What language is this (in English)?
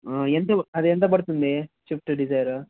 Telugu